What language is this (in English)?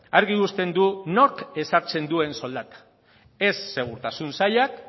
Basque